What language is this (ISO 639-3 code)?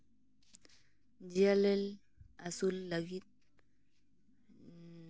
sat